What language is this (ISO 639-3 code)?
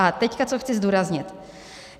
ces